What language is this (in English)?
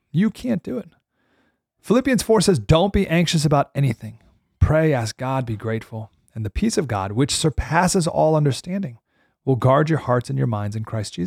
English